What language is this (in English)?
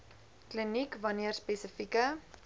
Afrikaans